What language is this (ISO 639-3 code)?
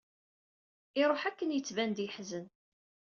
kab